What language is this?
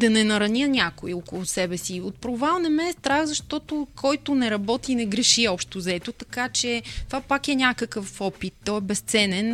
Bulgarian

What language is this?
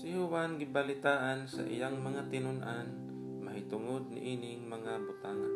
Filipino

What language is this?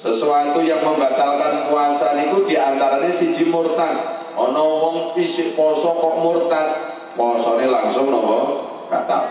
Indonesian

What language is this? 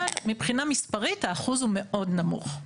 Hebrew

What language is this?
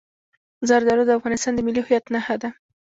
Pashto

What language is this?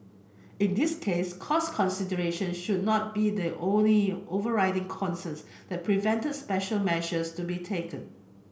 English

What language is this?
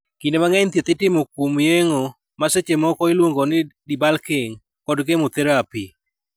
Luo (Kenya and Tanzania)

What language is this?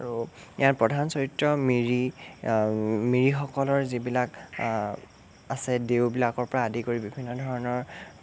Assamese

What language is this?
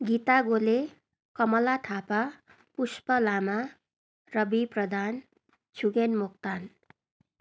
Nepali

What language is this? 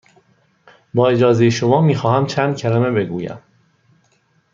Persian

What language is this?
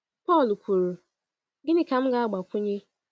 Igbo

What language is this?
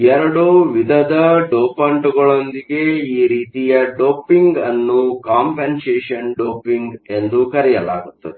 Kannada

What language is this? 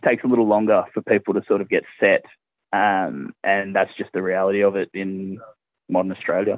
Indonesian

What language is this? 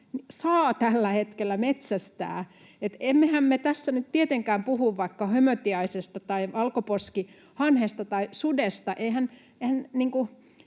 Finnish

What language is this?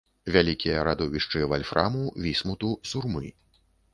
Belarusian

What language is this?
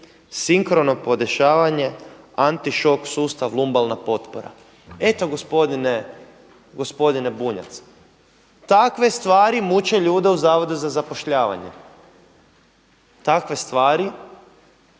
Croatian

